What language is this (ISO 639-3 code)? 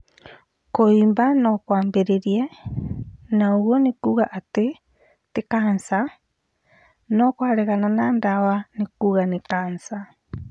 kik